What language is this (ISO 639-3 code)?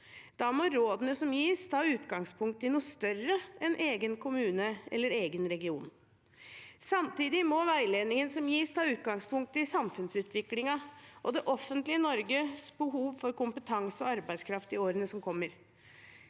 nor